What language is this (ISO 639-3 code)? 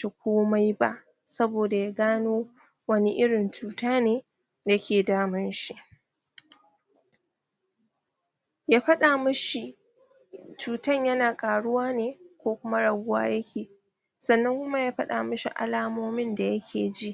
hau